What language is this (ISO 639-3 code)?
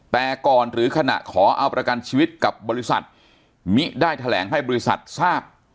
tha